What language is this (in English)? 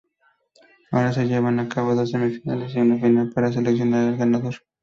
Spanish